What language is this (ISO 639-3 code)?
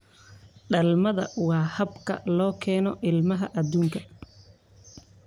som